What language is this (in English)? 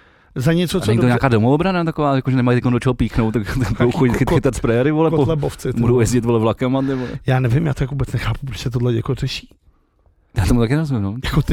Czech